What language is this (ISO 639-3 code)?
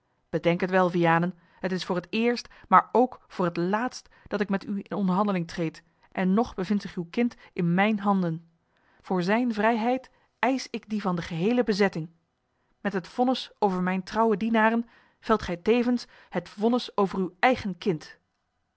nld